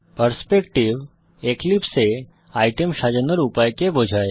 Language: Bangla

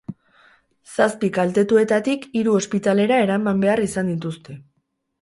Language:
Basque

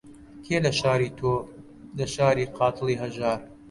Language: Central Kurdish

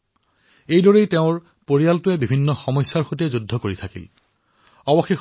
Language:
Assamese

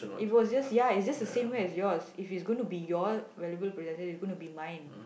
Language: English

